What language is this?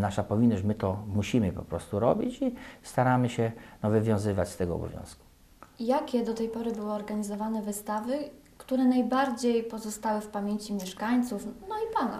Polish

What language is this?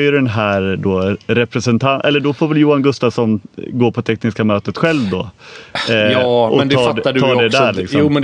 Swedish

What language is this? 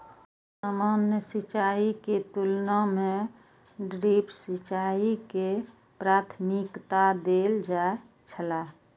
Maithili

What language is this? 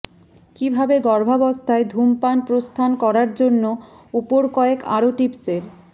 Bangla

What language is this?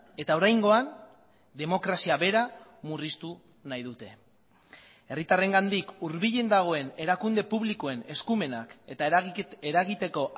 Basque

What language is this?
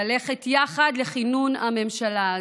Hebrew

